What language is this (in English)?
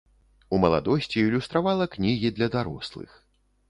Belarusian